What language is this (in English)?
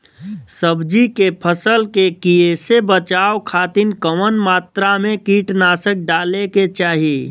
Bhojpuri